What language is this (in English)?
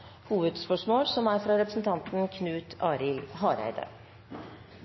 Norwegian Bokmål